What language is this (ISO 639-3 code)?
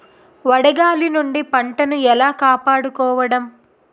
tel